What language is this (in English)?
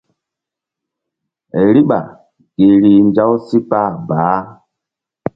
Mbum